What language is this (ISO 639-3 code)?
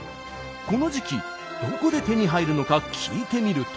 jpn